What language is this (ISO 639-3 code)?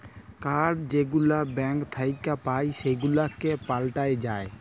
ben